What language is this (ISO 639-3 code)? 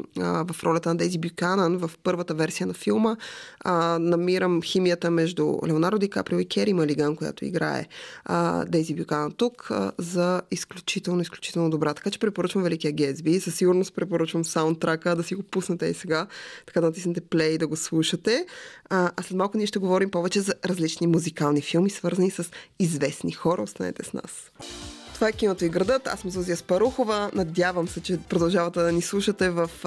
bul